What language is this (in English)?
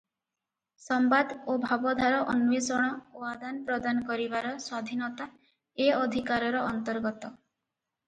Odia